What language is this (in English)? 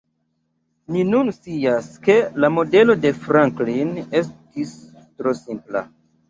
Esperanto